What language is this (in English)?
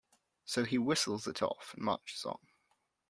English